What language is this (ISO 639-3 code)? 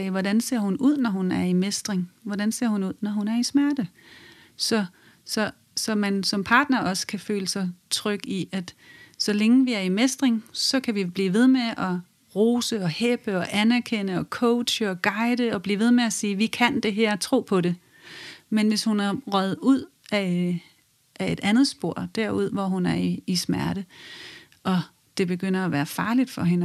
dan